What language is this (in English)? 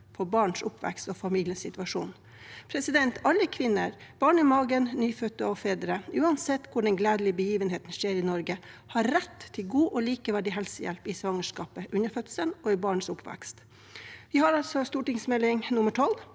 Norwegian